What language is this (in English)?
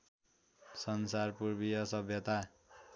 Nepali